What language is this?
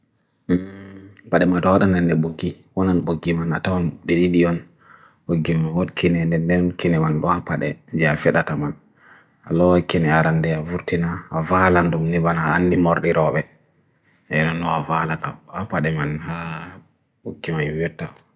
Bagirmi Fulfulde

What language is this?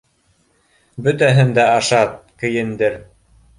Bashkir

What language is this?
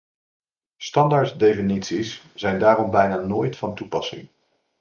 Dutch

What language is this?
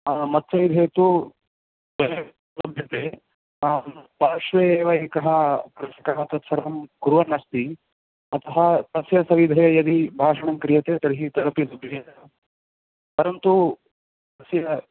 Sanskrit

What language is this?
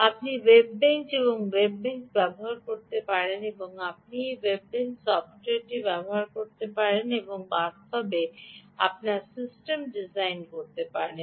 Bangla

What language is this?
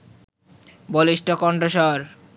Bangla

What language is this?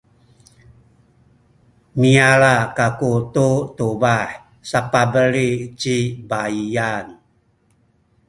Sakizaya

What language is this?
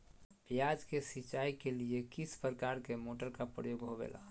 Magahi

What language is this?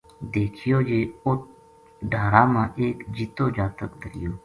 Gujari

